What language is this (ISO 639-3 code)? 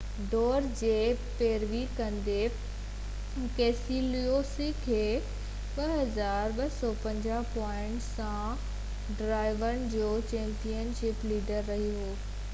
snd